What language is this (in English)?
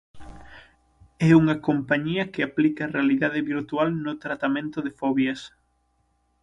Galician